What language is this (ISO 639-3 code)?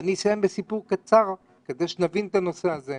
heb